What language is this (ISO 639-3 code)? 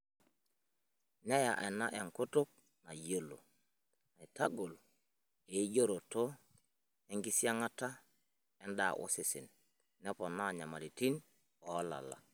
mas